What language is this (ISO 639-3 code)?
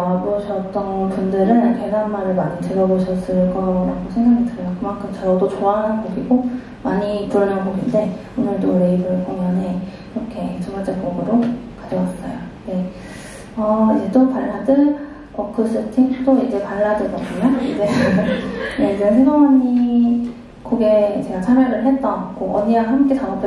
kor